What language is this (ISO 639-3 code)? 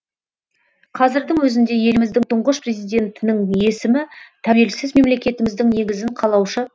kaz